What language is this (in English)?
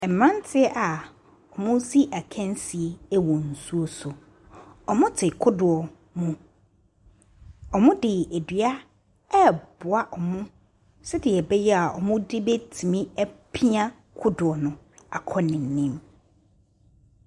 Akan